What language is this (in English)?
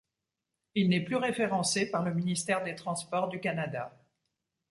French